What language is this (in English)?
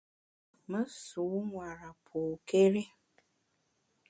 Bamun